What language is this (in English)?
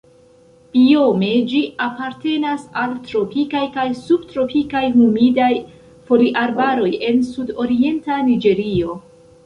Esperanto